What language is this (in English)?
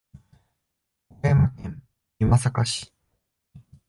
Japanese